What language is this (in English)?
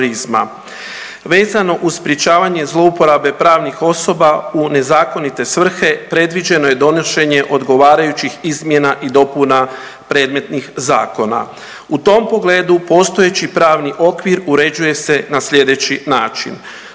Croatian